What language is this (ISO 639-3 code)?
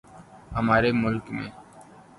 urd